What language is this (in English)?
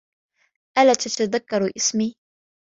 Arabic